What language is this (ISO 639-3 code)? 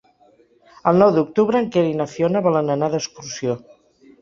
cat